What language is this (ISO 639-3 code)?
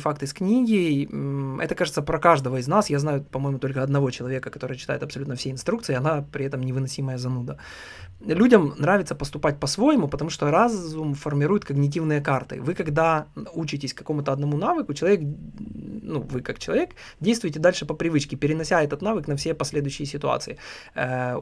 rus